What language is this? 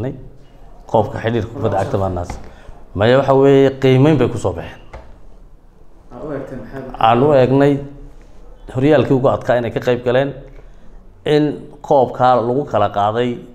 Arabic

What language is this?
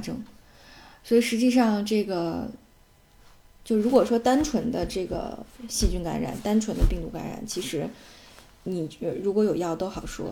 Chinese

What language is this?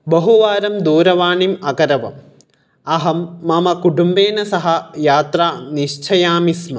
Sanskrit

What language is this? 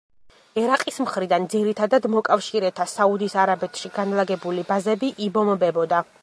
Georgian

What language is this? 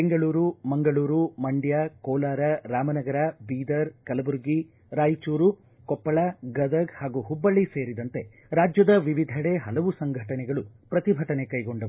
Kannada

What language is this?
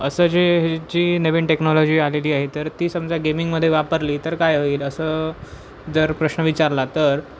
Marathi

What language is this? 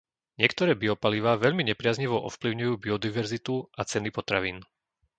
Slovak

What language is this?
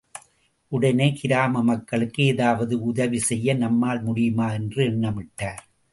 Tamil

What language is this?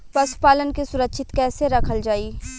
Bhojpuri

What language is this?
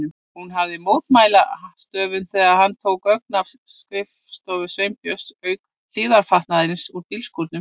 Icelandic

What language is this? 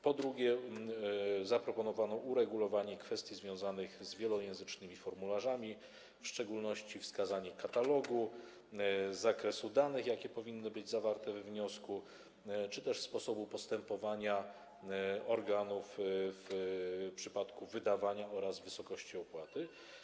Polish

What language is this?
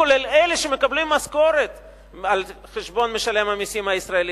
Hebrew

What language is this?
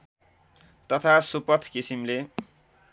Nepali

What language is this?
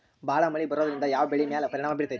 Kannada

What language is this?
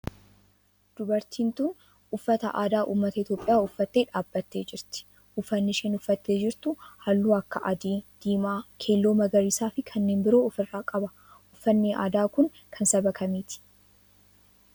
Oromo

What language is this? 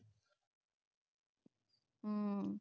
Punjabi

